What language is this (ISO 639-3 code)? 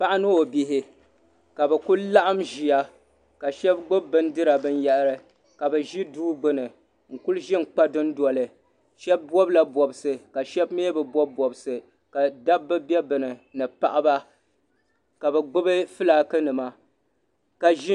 dag